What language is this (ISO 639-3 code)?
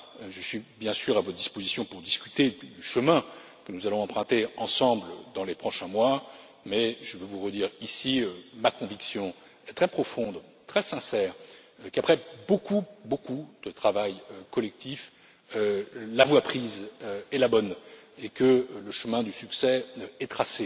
fra